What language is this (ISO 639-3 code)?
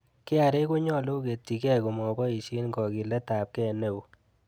kln